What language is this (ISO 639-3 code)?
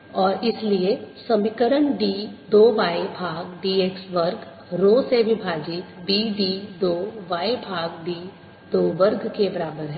hin